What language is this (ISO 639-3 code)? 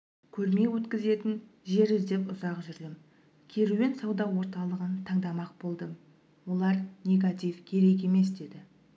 kaz